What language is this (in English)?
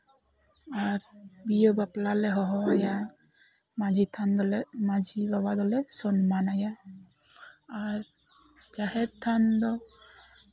Santali